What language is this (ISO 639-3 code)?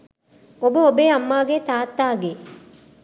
sin